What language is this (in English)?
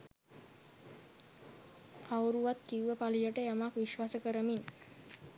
Sinhala